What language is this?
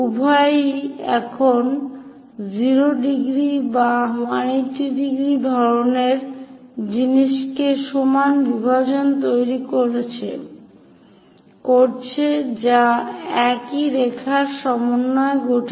Bangla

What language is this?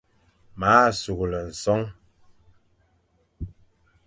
Fang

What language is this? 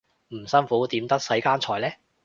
Cantonese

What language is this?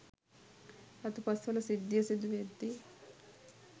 Sinhala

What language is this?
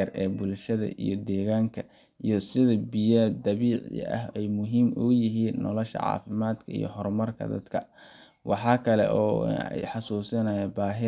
Somali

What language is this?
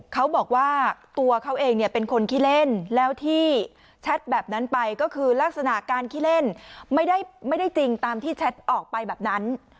Thai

